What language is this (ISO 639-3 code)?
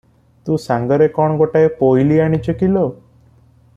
ori